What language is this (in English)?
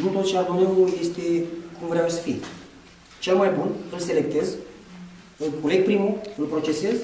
Romanian